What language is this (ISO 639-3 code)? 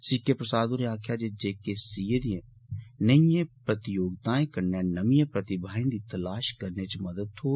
doi